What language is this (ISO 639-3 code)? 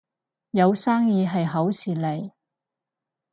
yue